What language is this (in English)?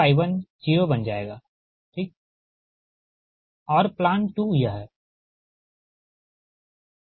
Hindi